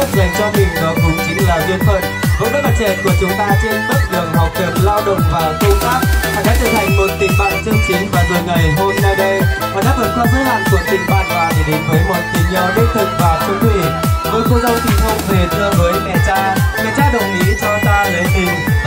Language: Vietnamese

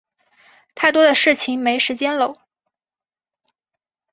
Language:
Chinese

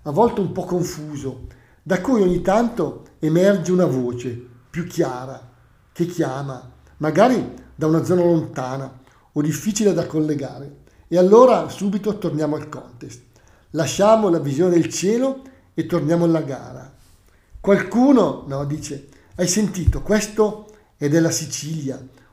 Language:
Italian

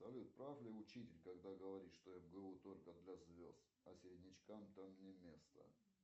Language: Russian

